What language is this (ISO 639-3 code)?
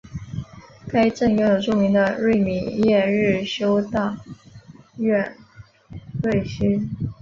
zho